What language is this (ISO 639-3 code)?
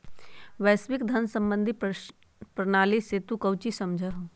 mag